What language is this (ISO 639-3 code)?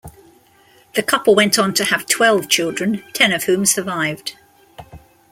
eng